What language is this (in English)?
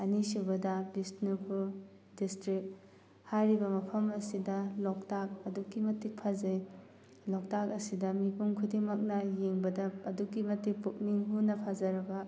Manipuri